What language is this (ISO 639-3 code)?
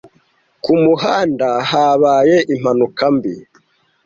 kin